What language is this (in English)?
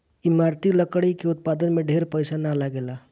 Bhojpuri